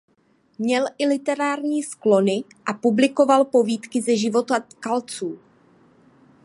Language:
Czech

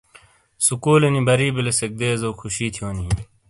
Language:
Shina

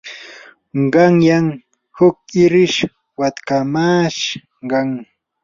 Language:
Yanahuanca Pasco Quechua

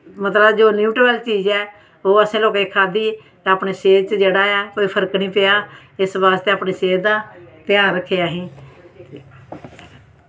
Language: Dogri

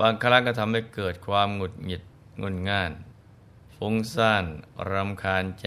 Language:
Thai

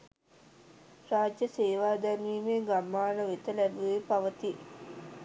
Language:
Sinhala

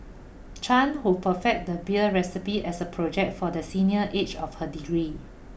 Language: English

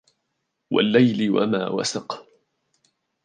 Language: Arabic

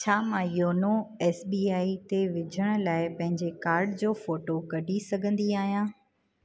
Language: Sindhi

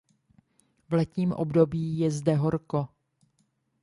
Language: Czech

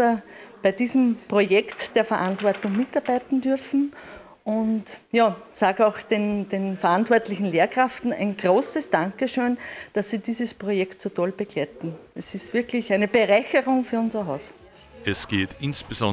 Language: German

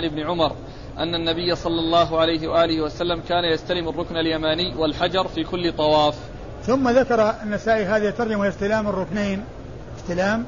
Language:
Arabic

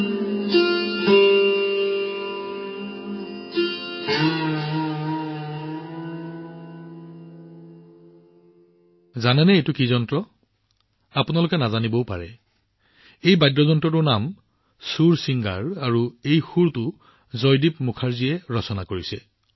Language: Assamese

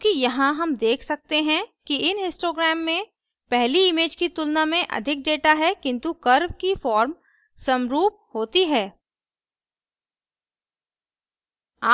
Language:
Hindi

